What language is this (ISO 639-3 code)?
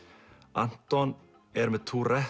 isl